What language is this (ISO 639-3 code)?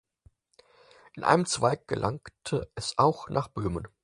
deu